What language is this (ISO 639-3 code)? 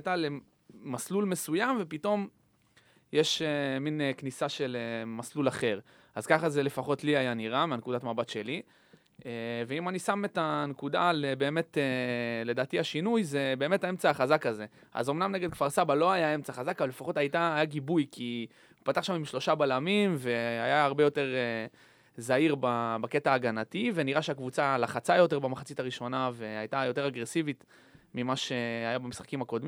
heb